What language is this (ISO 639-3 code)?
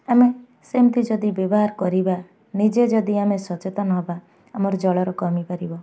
ori